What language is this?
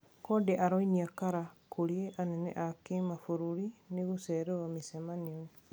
Kikuyu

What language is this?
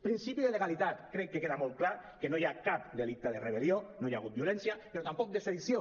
Catalan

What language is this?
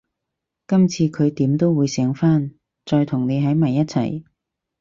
Cantonese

